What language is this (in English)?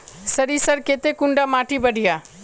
Magahi